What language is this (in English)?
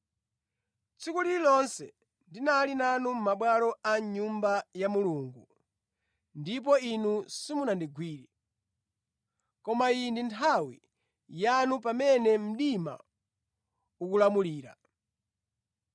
Nyanja